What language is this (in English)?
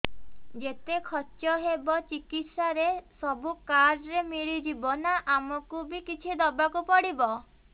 Odia